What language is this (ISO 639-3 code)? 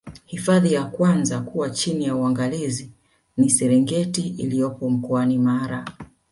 swa